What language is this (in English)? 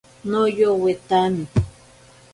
Ashéninka Perené